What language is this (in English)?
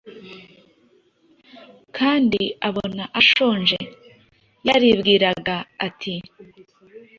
Kinyarwanda